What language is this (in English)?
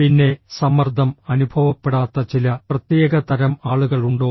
Malayalam